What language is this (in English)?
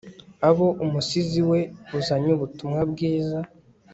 Kinyarwanda